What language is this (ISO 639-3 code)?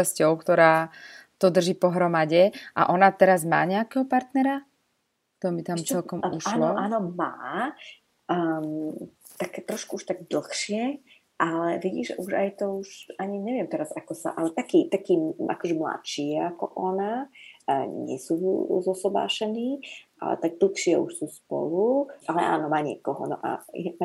slk